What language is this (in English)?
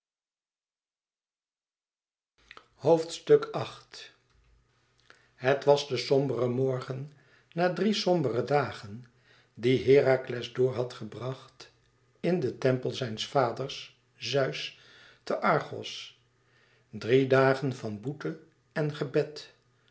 Dutch